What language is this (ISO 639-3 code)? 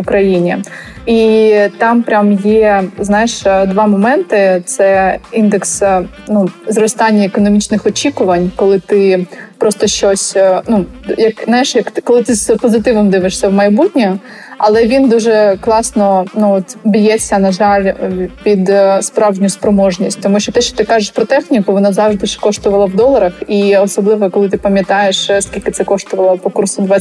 ukr